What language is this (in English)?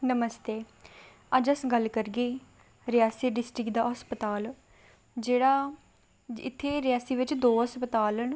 Dogri